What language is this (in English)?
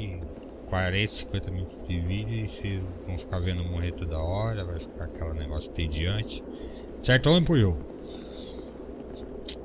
Portuguese